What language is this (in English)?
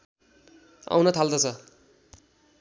Nepali